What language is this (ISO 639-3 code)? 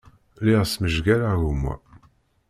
kab